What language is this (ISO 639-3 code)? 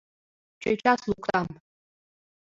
chm